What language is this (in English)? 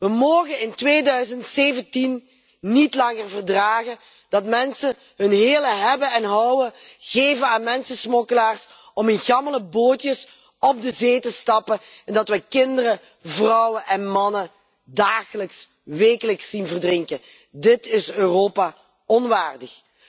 Dutch